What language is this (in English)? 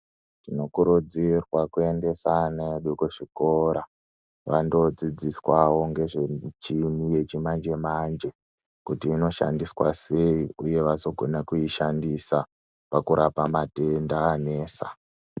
Ndau